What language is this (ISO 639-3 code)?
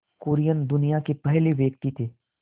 hin